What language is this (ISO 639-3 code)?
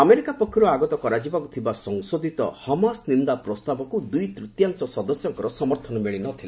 ori